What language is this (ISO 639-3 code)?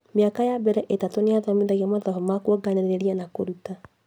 kik